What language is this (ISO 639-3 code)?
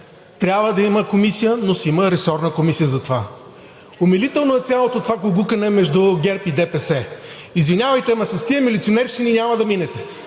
bul